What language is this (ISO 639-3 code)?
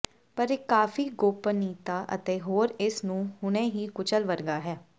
pan